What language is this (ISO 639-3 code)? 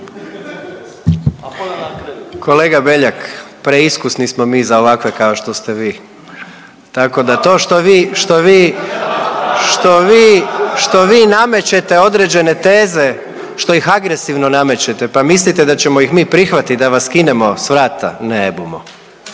hrv